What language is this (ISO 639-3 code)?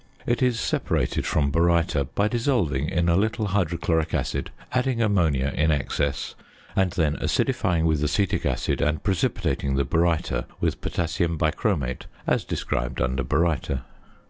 eng